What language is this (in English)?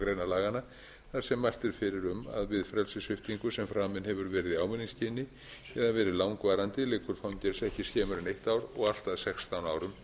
Icelandic